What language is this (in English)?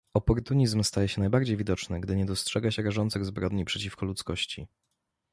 Polish